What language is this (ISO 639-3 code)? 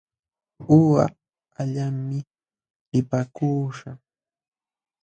qxw